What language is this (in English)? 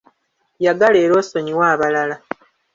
Ganda